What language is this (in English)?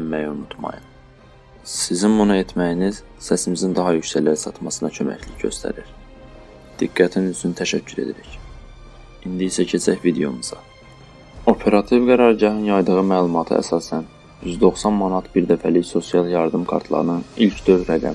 Turkish